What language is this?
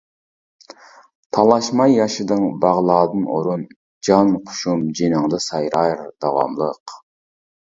Uyghur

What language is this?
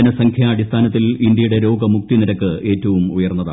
Malayalam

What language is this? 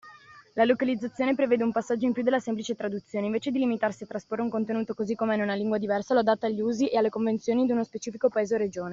Italian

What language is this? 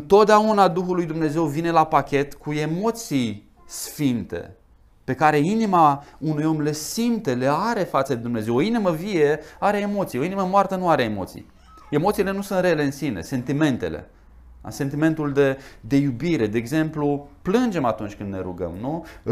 Romanian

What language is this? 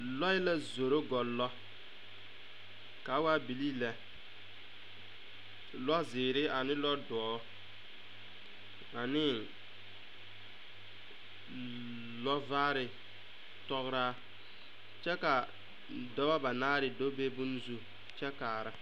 Southern Dagaare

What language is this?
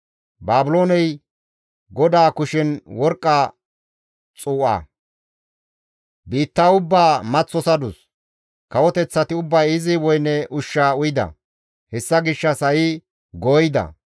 Gamo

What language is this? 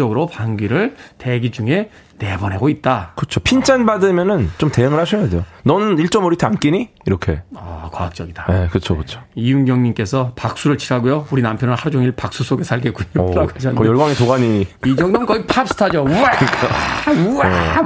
Korean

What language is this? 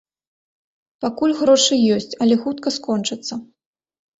Belarusian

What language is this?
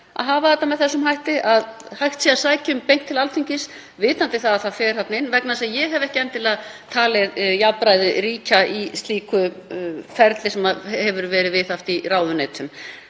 Icelandic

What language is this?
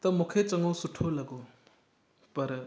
Sindhi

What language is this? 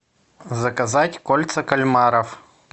Russian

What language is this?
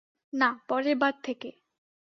Bangla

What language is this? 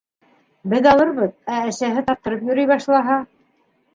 Bashkir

